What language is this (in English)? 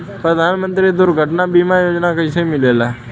Bhojpuri